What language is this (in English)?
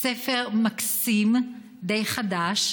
Hebrew